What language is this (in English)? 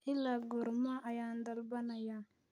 Somali